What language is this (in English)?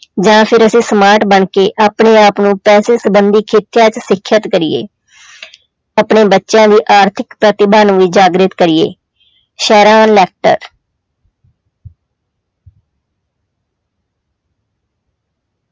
Punjabi